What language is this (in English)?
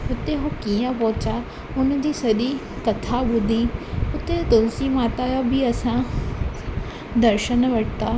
Sindhi